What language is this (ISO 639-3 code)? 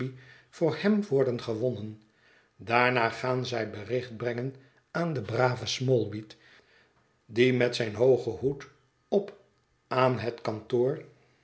nld